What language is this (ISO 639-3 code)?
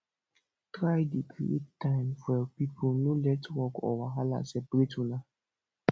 pcm